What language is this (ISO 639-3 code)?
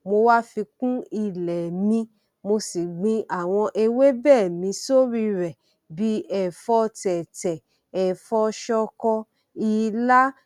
yor